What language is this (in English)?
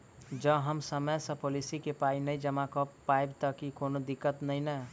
Maithili